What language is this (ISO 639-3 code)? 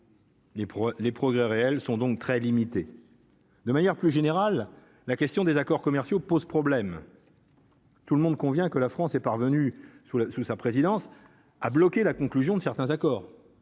fra